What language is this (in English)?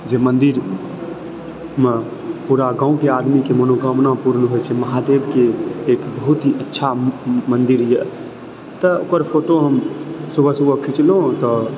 Maithili